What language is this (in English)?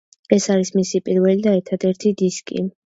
Georgian